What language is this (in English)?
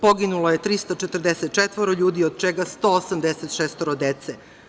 Serbian